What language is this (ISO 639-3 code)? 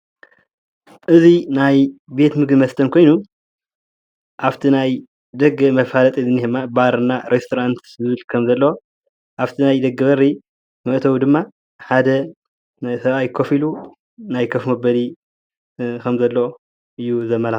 tir